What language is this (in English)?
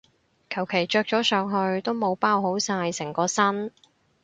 Cantonese